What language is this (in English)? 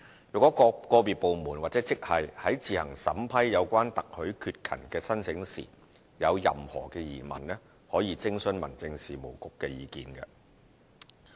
Cantonese